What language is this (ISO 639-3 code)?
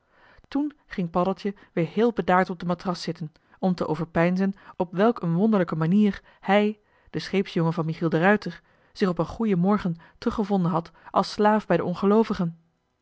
nld